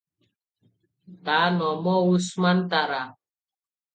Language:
Odia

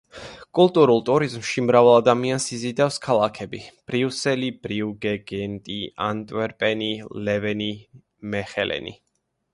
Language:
Georgian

